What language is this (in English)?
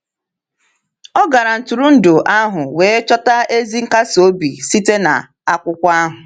Igbo